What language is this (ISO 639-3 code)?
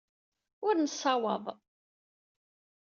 kab